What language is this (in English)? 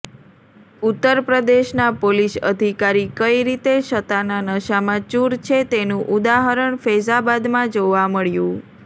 Gujarati